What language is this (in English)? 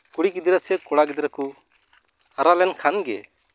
Santali